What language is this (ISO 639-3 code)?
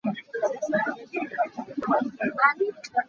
cnh